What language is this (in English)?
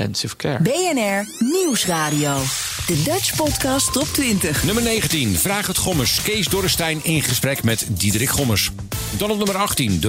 Dutch